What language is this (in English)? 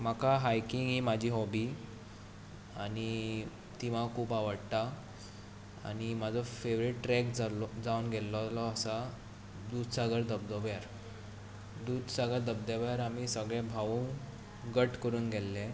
Konkani